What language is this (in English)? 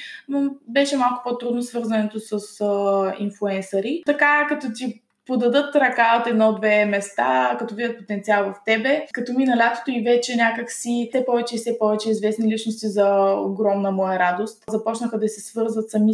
Bulgarian